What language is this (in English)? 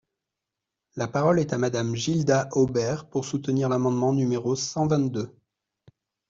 French